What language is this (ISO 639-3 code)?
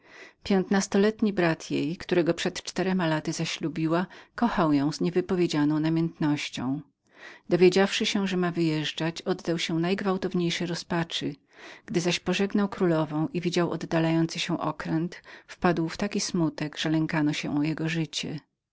pol